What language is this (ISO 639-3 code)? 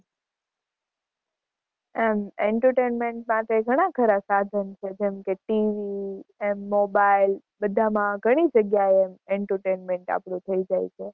guj